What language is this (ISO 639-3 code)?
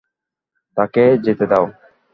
ben